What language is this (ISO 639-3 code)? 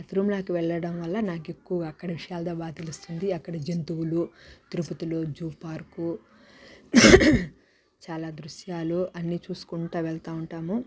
tel